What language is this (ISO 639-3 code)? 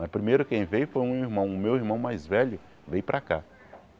por